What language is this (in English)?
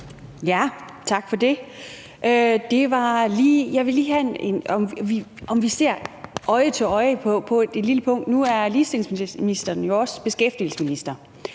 Danish